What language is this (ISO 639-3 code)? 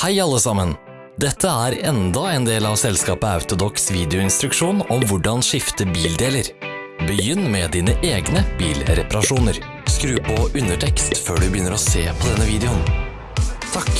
nor